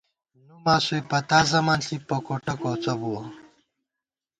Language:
Gawar-Bati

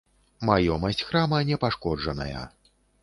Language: Belarusian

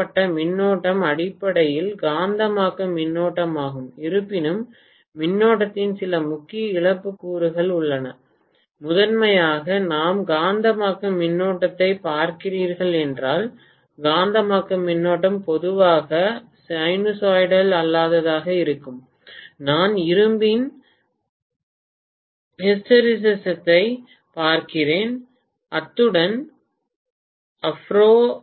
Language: Tamil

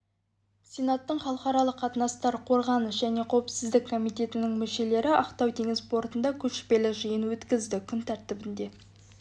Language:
Kazakh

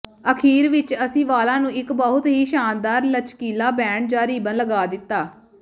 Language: Punjabi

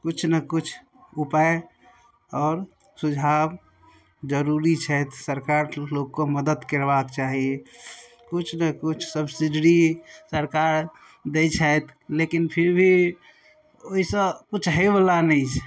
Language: Maithili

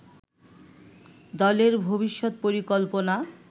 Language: Bangla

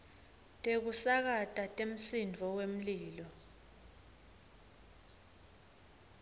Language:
Swati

